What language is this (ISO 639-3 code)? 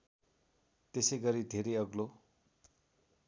nep